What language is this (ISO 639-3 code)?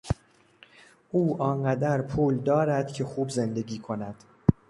fas